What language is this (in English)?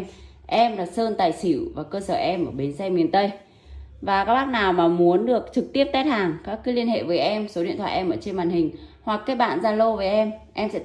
Vietnamese